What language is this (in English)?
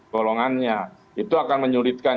Indonesian